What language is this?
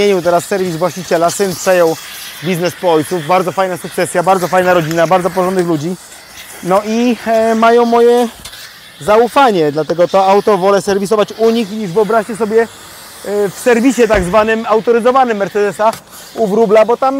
Polish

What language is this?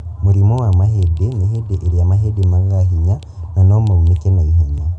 Kikuyu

